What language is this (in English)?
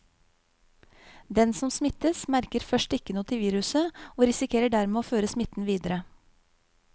Norwegian